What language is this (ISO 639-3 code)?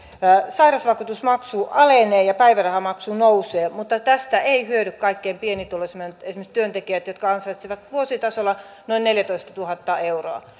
fin